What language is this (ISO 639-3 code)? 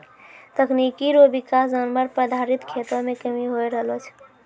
mai